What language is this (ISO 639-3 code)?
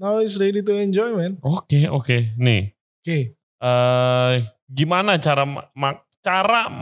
ind